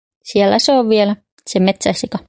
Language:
Finnish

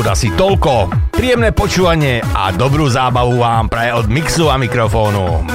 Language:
Slovak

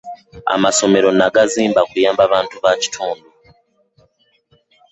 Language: Ganda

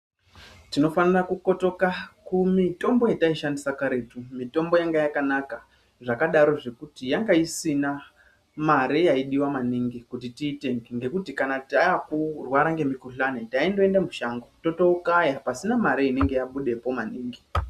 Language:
Ndau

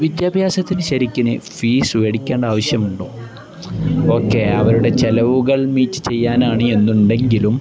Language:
Malayalam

